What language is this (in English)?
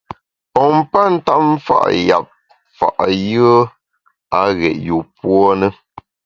Bamun